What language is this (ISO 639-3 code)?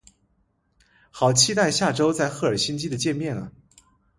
zho